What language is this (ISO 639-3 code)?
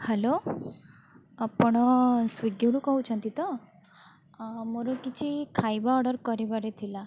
ori